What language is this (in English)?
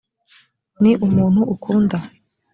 Kinyarwanda